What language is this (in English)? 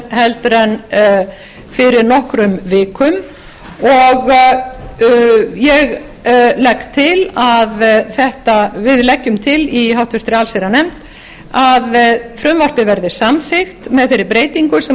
Icelandic